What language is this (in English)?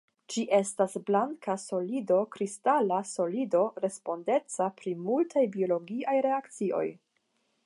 Esperanto